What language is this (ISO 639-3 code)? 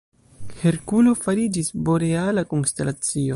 epo